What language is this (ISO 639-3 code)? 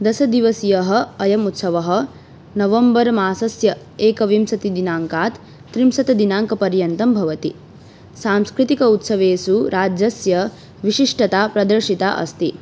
san